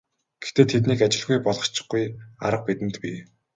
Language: Mongolian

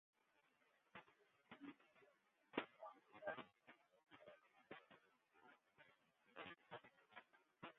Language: Western Frisian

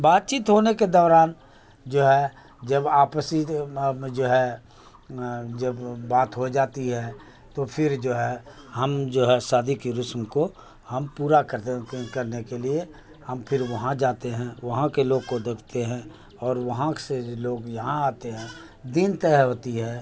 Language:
Urdu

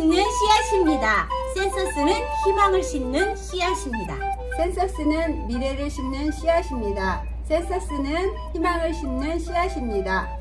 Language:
Korean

